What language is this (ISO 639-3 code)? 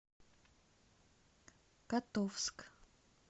rus